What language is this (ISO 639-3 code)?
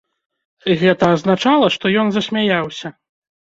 bel